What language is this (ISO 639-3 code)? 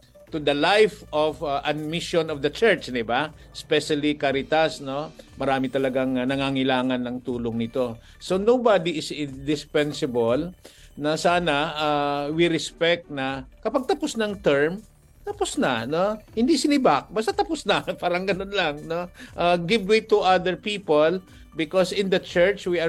fil